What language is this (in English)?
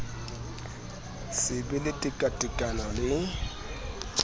Southern Sotho